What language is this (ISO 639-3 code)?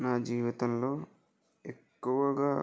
tel